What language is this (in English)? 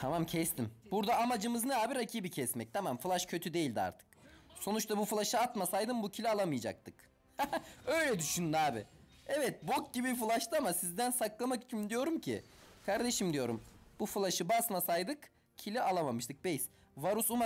Turkish